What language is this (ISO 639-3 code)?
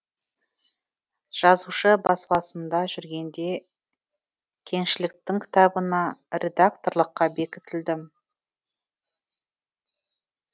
kaz